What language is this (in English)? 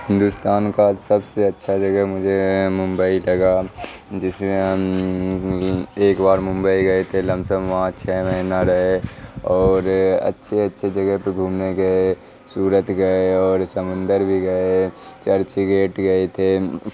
Urdu